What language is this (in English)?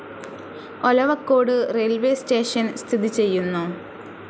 Malayalam